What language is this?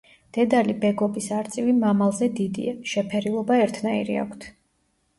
Georgian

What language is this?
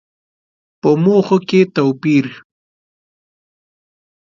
Pashto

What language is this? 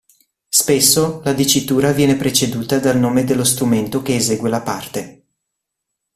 Italian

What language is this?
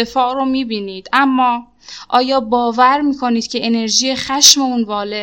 Persian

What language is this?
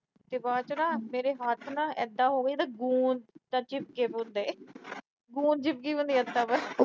Punjabi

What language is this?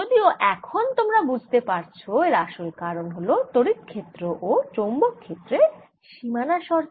Bangla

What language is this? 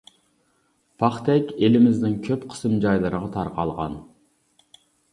Uyghur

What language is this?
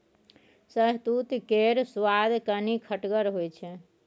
Maithili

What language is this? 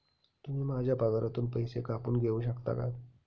Marathi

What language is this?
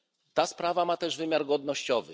Polish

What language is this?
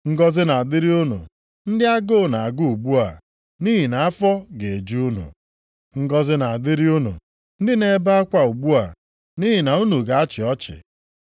Igbo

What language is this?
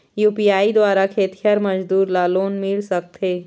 Chhattisgarhi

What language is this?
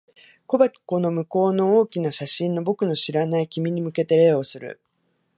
Japanese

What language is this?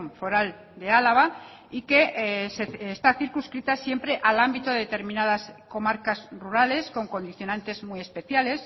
Spanish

